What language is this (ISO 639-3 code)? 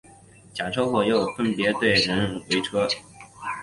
zho